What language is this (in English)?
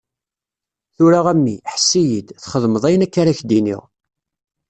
Kabyle